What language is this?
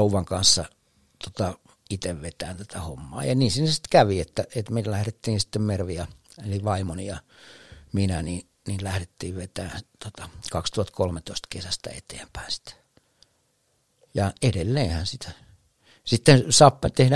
Finnish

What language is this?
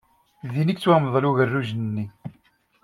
Kabyle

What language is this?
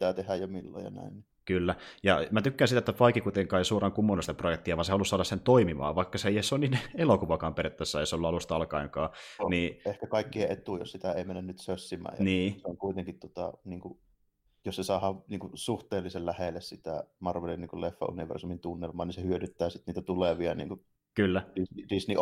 Finnish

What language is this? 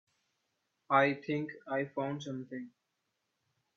English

